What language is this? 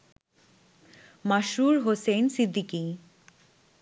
Bangla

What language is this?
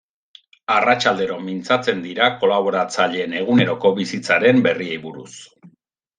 Basque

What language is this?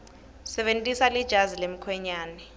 Swati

